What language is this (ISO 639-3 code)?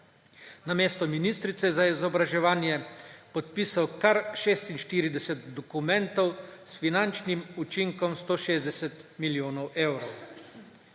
slv